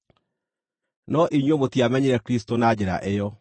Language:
Kikuyu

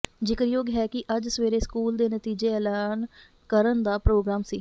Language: Punjabi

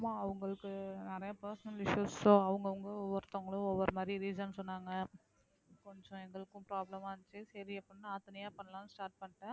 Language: Tamil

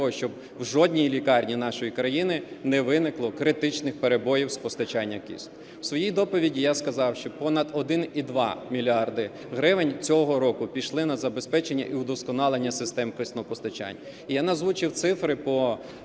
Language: Ukrainian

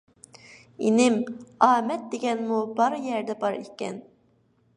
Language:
Uyghur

